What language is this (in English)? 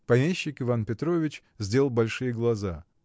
Russian